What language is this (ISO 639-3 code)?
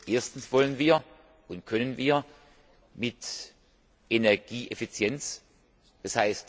deu